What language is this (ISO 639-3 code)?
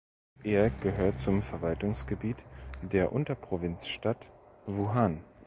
deu